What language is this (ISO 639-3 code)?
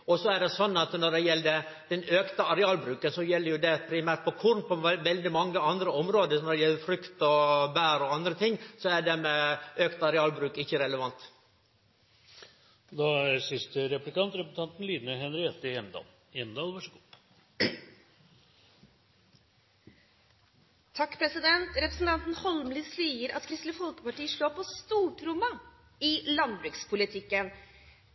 nor